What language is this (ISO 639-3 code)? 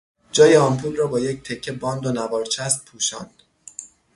fas